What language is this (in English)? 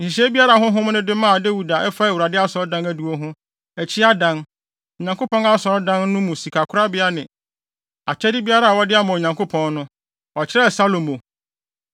Akan